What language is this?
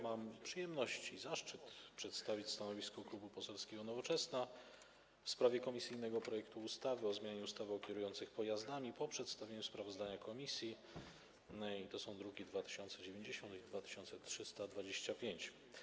Polish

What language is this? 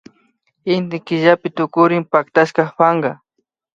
Imbabura Highland Quichua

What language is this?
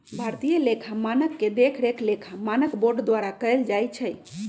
Magahi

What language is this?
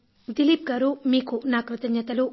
Telugu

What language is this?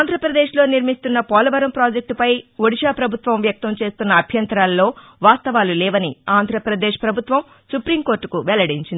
Telugu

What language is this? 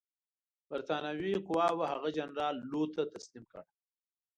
Pashto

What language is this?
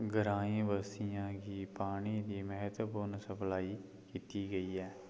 Dogri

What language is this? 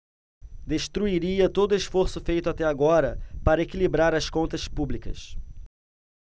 Portuguese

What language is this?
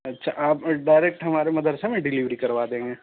Urdu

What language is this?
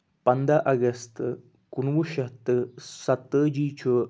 Kashmiri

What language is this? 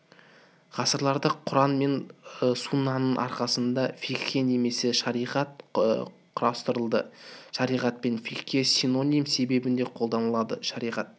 Kazakh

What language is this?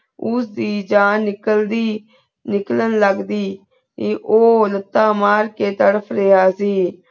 Punjabi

